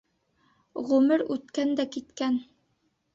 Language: Bashkir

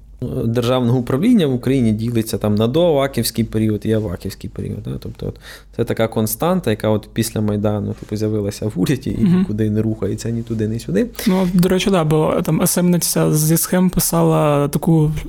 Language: Ukrainian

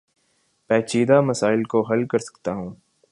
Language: Urdu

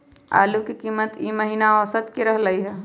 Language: Magahi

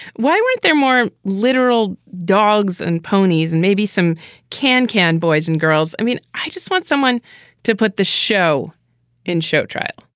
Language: English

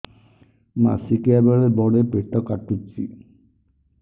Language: Odia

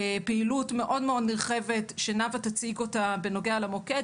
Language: Hebrew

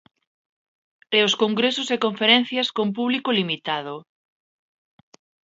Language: Galician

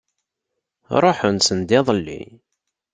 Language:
Kabyle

